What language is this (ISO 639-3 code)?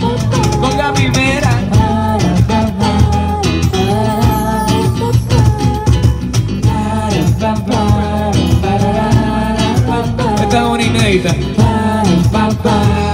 kor